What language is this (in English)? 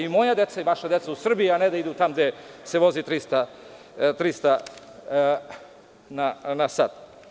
Serbian